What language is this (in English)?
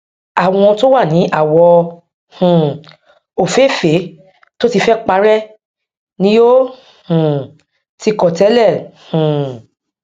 Yoruba